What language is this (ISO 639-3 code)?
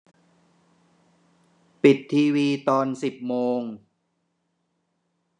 tha